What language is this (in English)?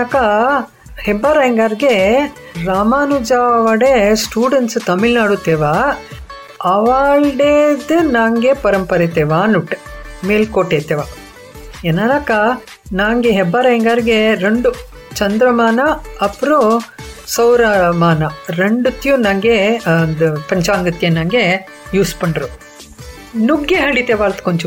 Kannada